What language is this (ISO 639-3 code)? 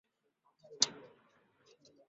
zho